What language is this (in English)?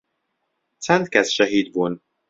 Central Kurdish